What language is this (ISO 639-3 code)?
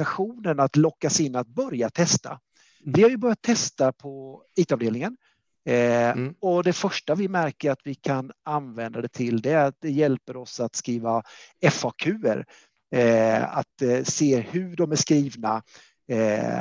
swe